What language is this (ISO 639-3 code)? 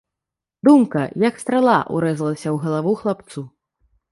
bel